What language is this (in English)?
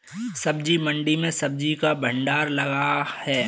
Hindi